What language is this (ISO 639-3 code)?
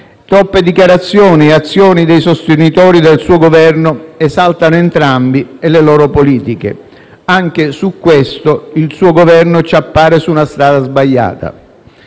ita